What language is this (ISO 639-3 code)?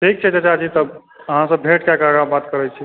mai